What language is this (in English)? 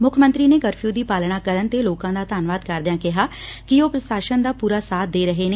Punjabi